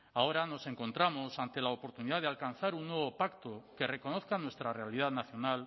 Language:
Spanish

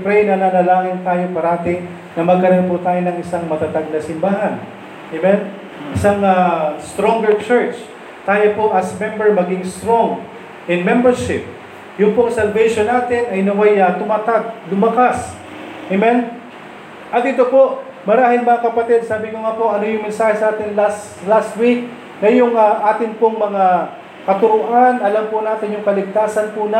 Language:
Filipino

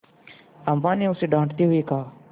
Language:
Hindi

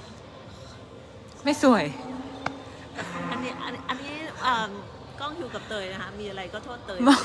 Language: Thai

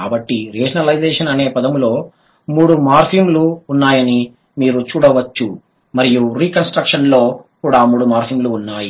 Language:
Telugu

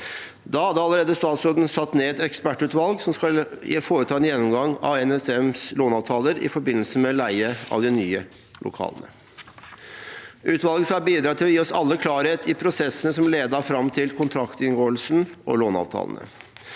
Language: Norwegian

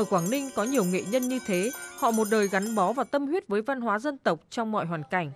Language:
Vietnamese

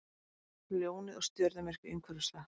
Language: Icelandic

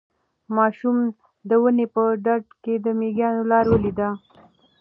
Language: Pashto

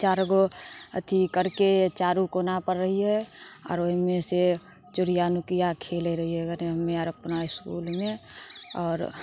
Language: Maithili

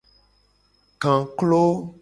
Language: Gen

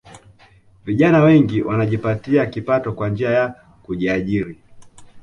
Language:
Swahili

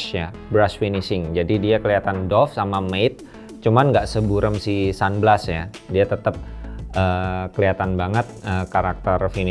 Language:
Indonesian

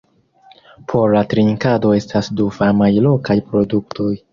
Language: Esperanto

